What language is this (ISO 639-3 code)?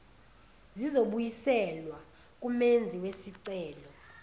zul